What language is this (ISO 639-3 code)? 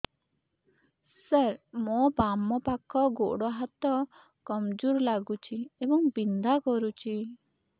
ori